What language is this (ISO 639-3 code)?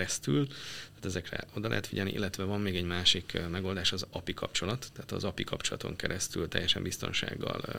hun